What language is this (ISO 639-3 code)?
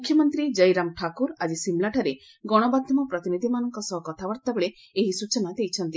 ori